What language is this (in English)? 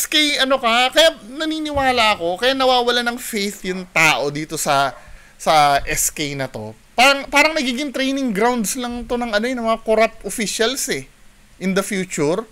Filipino